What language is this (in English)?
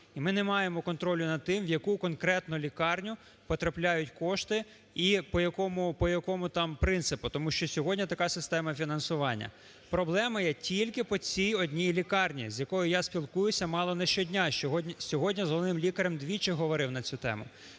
Ukrainian